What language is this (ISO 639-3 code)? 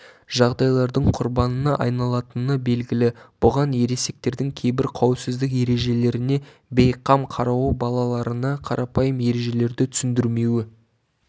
kaz